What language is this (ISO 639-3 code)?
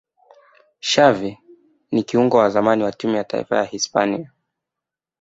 swa